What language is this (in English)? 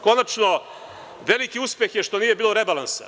Serbian